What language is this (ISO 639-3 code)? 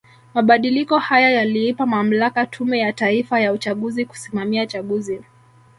swa